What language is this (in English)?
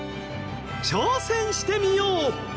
Japanese